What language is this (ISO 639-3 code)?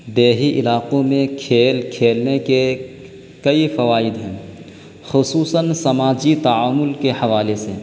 urd